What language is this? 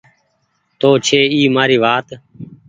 Goaria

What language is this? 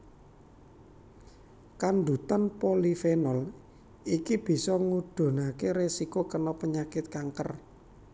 Javanese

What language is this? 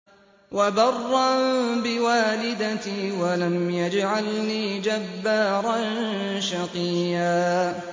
Arabic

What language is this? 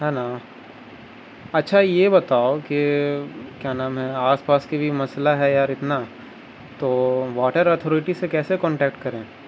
Urdu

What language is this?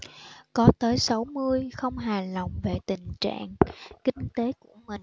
Vietnamese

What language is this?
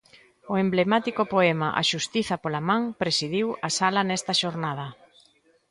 Galician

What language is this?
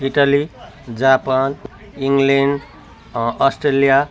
Nepali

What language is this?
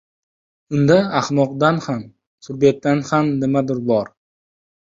Uzbek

